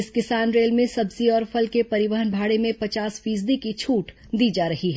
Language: Hindi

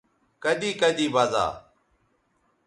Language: Bateri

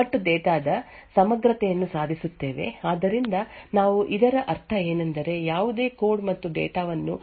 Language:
Kannada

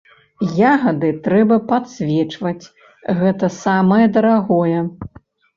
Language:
Belarusian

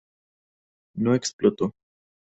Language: Spanish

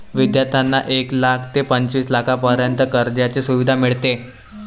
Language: Marathi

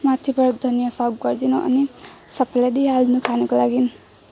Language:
Nepali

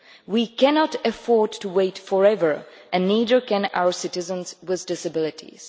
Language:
English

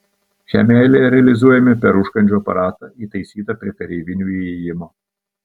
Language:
Lithuanian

